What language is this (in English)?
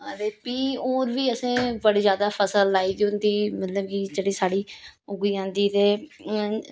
Dogri